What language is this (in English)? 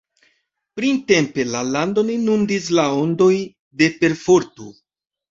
Esperanto